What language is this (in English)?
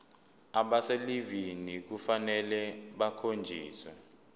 Zulu